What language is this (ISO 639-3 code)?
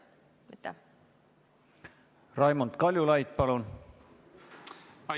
est